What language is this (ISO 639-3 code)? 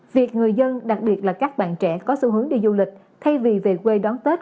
vie